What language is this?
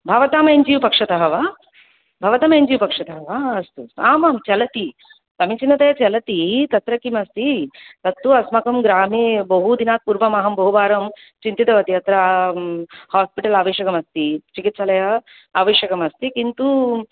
Sanskrit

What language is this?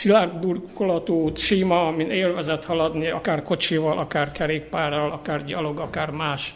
Hungarian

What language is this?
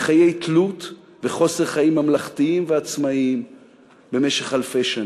Hebrew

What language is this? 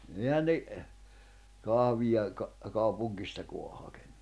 Finnish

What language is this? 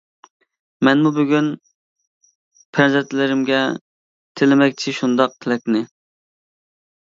Uyghur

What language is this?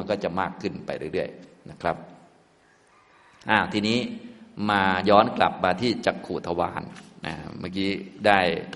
Thai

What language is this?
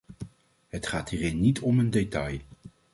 Dutch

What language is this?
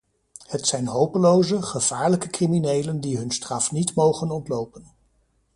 Dutch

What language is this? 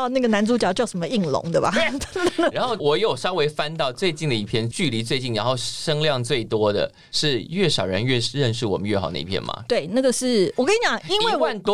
Chinese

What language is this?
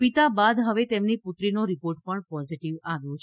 Gujarati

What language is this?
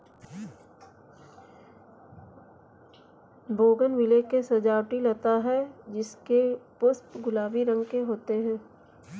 Hindi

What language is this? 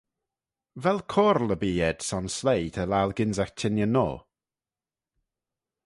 Manx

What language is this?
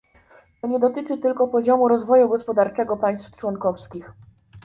Polish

